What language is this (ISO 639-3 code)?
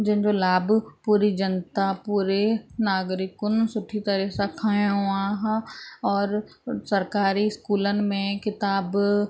snd